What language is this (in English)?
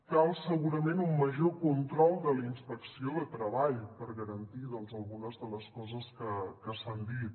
Catalan